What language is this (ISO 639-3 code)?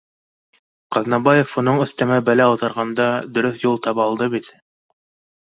bak